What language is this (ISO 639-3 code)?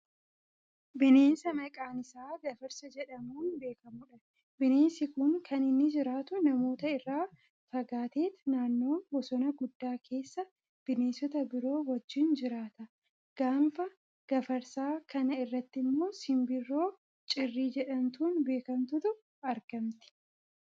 orm